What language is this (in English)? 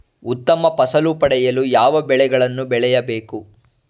Kannada